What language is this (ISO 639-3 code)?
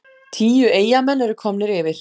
isl